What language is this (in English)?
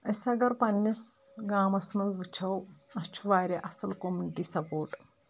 Kashmiri